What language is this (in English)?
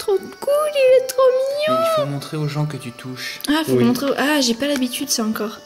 French